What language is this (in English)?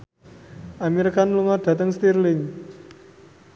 Javanese